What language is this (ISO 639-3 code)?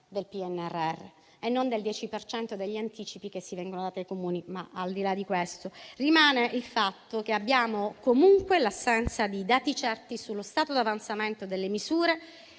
ita